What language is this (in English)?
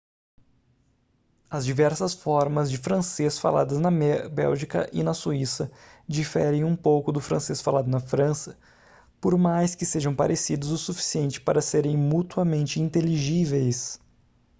Portuguese